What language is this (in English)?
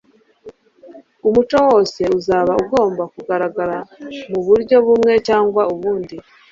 Kinyarwanda